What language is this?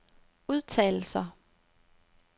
Danish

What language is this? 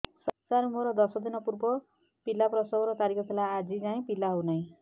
Odia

